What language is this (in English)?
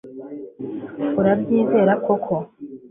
Kinyarwanda